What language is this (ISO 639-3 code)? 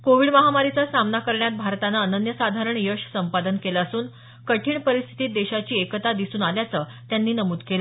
mar